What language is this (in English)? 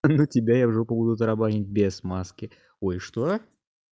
Russian